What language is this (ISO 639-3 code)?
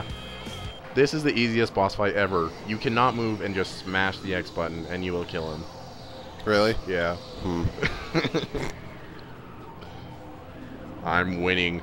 eng